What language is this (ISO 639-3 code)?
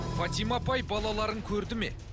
kaz